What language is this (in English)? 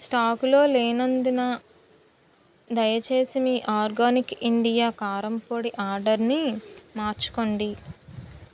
Telugu